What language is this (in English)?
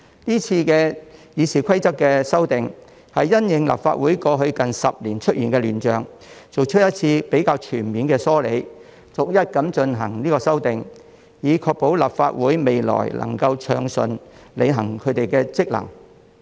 Cantonese